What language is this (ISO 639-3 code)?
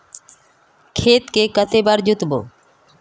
mag